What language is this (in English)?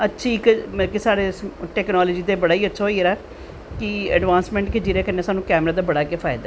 Dogri